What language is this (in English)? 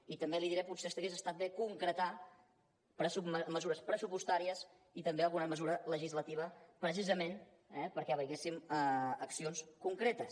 Catalan